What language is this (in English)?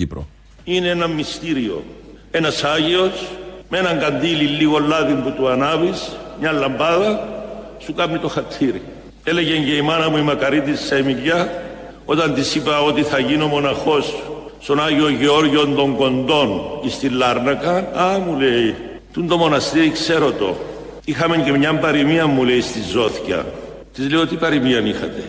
Greek